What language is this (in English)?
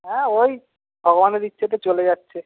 Bangla